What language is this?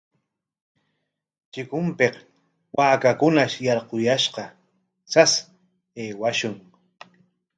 Corongo Ancash Quechua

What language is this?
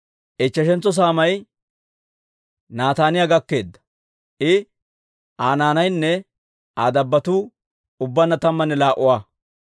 Dawro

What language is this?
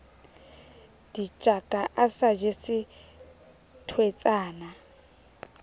Southern Sotho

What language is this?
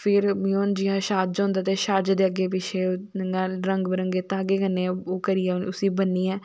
Dogri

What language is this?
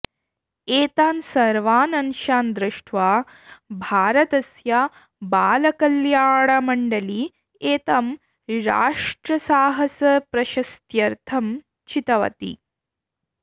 Sanskrit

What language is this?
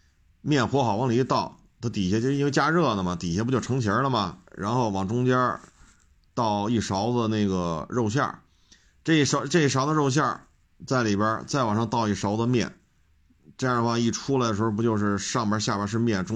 Chinese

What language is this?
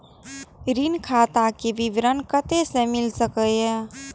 Maithili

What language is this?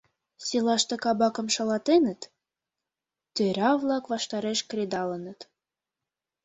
Mari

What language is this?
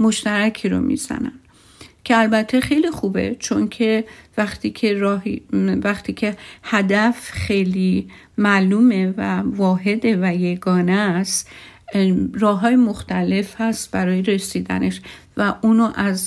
Persian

